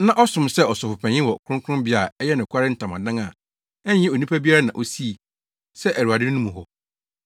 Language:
Akan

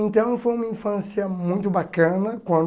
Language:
Portuguese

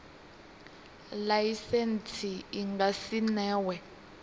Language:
Venda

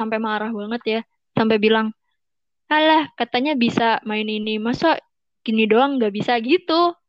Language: Indonesian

